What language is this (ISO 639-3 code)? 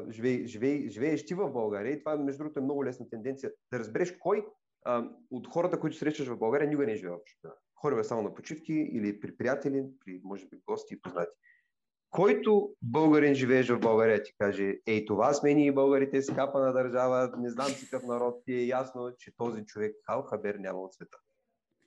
bul